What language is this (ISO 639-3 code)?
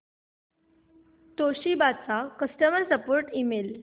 mar